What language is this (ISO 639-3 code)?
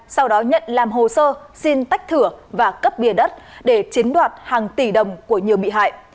vie